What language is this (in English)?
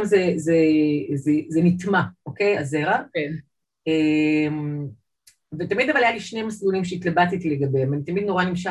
Hebrew